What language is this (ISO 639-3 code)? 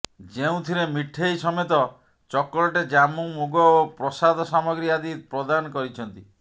ori